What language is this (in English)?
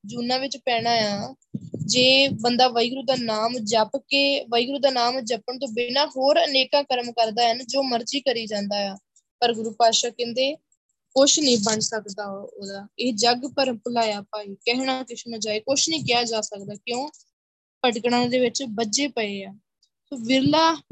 Punjabi